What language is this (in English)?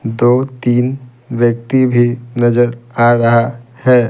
Hindi